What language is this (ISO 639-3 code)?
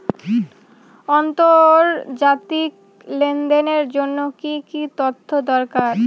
ben